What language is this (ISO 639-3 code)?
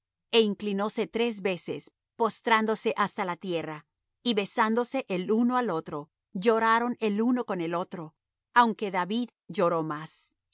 spa